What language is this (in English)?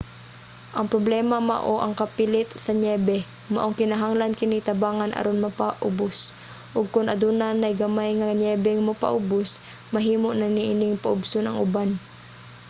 Cebuano